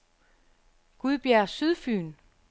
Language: Danish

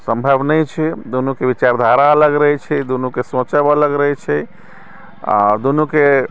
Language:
Maithili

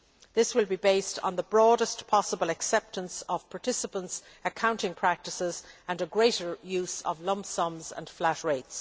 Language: English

